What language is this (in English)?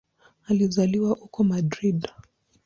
Swahili